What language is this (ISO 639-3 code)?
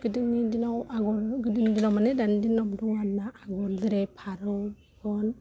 brx